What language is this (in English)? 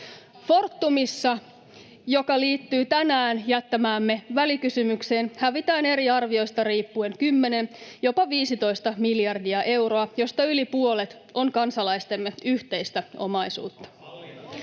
Finnish